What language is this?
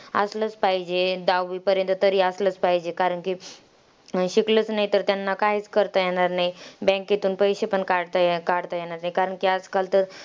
Marathi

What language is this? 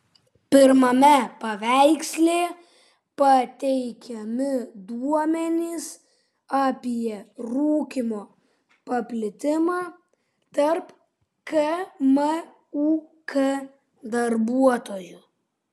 Lithuanian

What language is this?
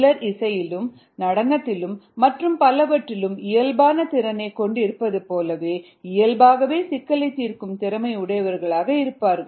Tamil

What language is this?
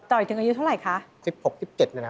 Thai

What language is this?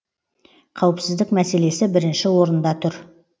Kazakh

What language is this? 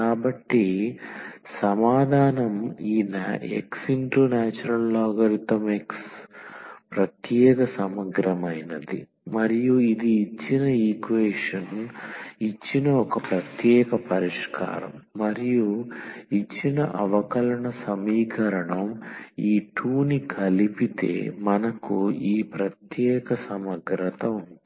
Telugu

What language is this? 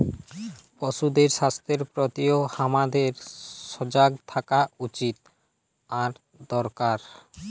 Bangla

